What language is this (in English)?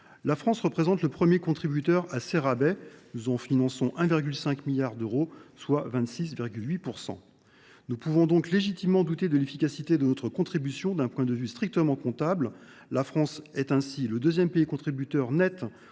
French